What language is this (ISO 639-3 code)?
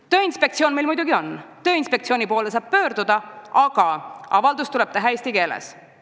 est